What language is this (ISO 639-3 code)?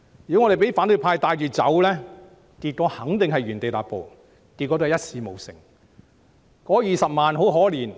yue